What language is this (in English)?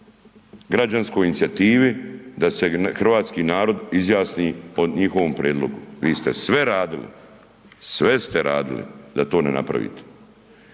Croatian